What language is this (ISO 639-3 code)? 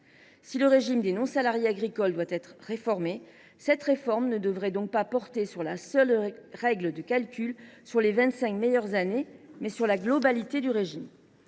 fra